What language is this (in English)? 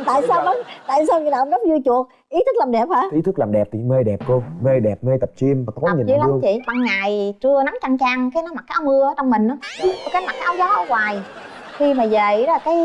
Vietnamese